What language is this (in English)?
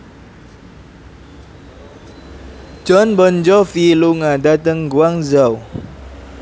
Javanese